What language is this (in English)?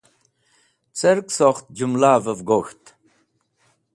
Wakhi